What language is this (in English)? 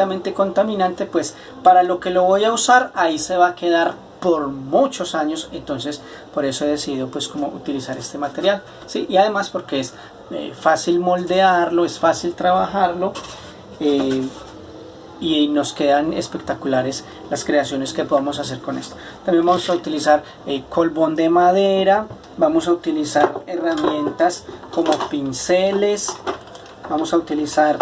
Spanish